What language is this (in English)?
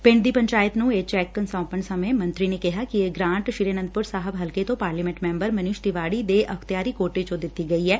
Punjabi